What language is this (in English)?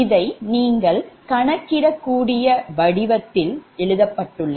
Tamil